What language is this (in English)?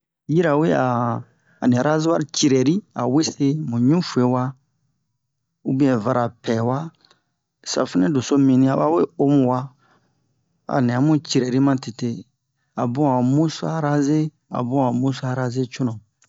Bomu